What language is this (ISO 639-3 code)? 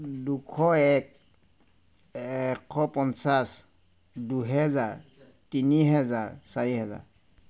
asm